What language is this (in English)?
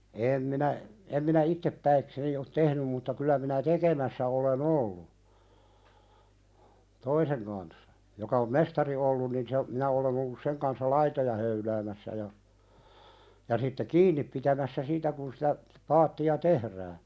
Finnish